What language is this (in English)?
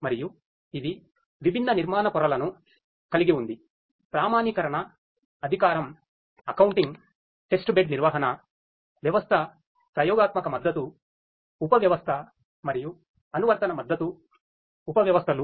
Telugu